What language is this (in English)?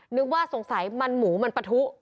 Thai